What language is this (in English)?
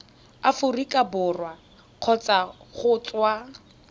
Tswana